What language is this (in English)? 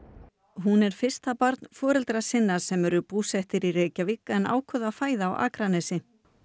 Icelandic